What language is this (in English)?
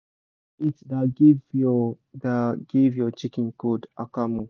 Nigerian Pidgin